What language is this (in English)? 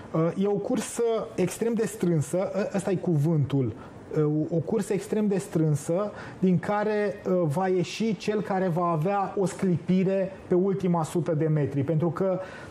Romanian